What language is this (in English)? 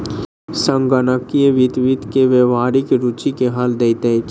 Maithili